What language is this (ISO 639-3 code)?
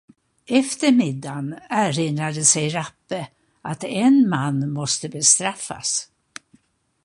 swe